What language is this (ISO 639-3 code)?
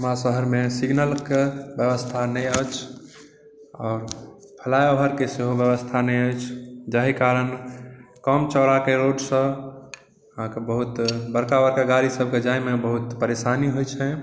mai